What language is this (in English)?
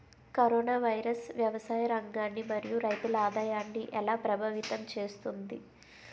Telugu